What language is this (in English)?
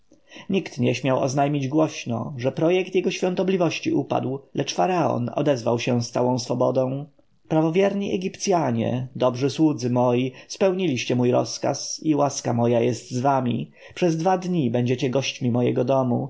Polish